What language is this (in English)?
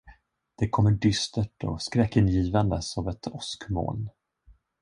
Swedish